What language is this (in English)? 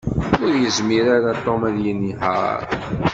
Kabyle